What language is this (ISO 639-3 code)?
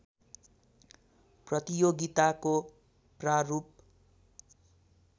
nep